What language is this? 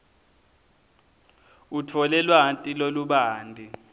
Swati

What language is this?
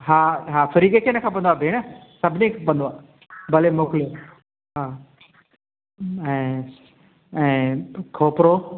Sindhi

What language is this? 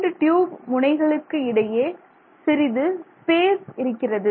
Tamil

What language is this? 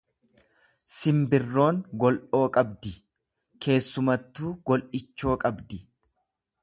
Oromo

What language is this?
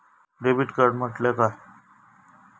Marathi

